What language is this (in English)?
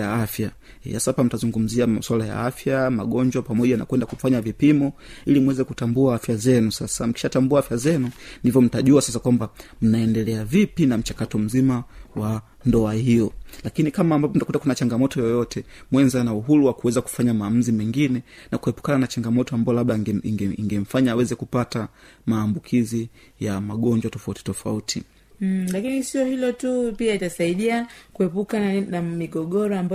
Swahili